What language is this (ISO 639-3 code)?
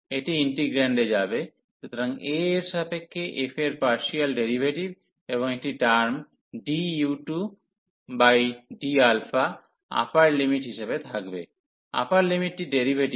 ben